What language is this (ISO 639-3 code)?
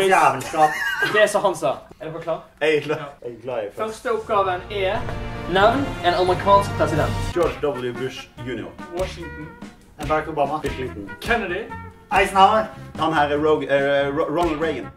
nor